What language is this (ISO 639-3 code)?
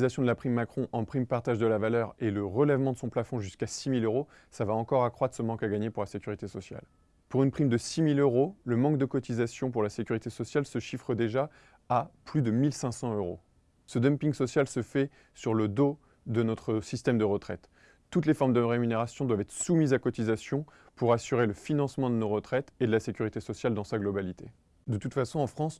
fra